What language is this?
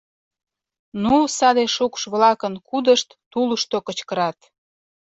Mari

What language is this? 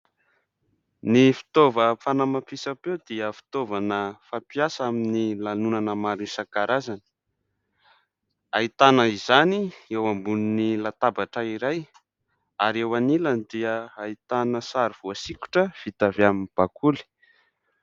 Malagasy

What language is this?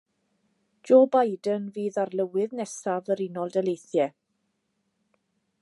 Welsh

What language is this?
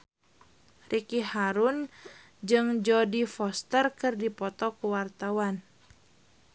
Sundanese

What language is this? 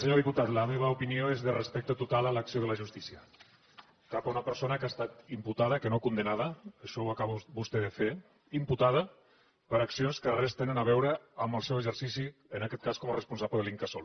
Catalan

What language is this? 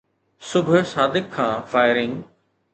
Sindhi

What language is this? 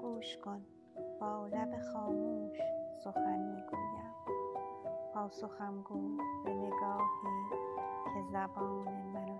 Persian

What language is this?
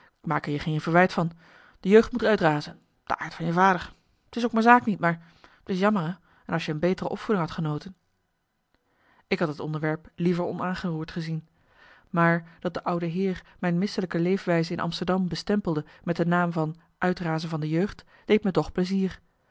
Dutch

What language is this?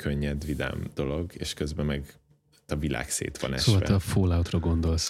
Hungarian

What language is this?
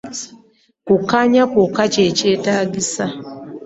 Ganda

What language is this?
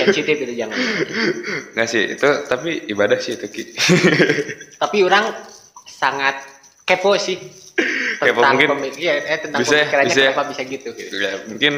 Indonesian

